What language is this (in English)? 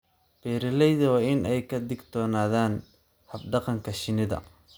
Somali